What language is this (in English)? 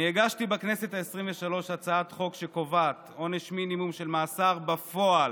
Hebrew